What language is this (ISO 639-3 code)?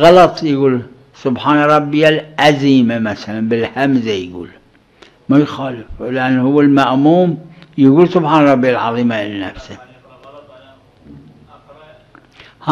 ara